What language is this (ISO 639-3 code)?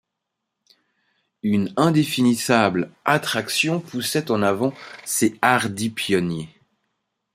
fra